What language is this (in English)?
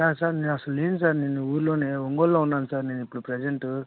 Telugu